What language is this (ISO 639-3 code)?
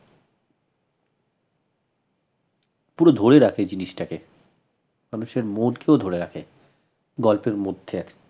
ben